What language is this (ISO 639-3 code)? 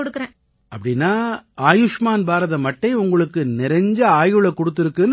tam